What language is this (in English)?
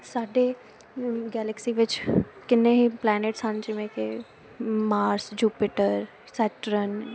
Punjabi